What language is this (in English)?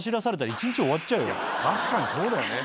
Japanese